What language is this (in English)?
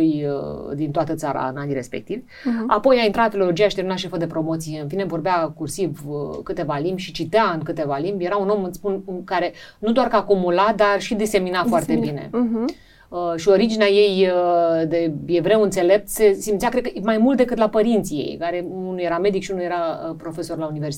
Romanian